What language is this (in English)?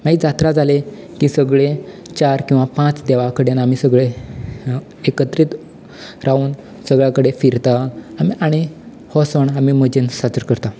Konkani